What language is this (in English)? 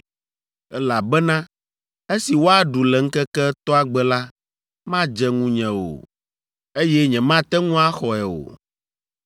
Ewe